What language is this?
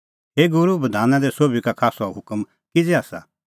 Kullu Pahari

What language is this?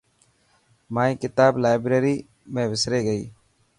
Dhatki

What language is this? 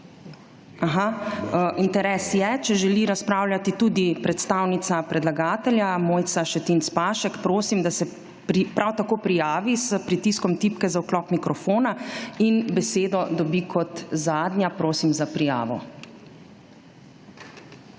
Slovenian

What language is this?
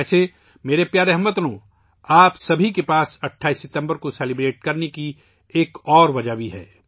Urdu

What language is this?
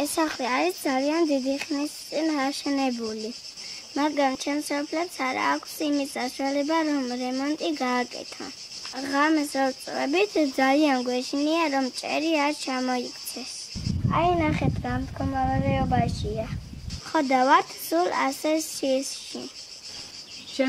Romanian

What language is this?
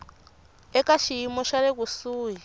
Tsonga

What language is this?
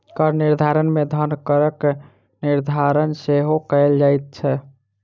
Maithili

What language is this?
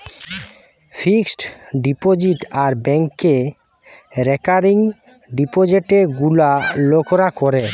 Bangla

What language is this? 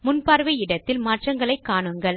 Tamil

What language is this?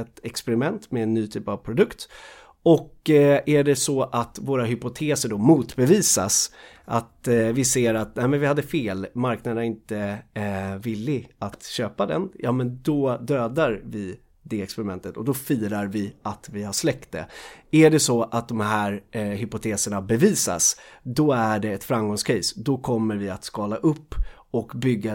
Swedish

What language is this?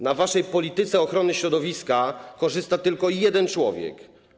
Polish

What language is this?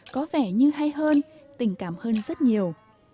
Vietnamese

